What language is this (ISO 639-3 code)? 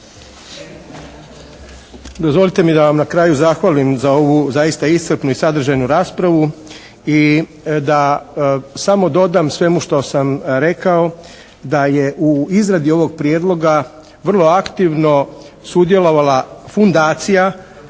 hrv